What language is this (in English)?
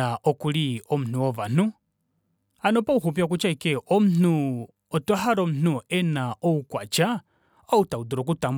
Kuanyama